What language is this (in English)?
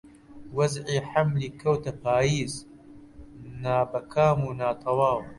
Central Kurdish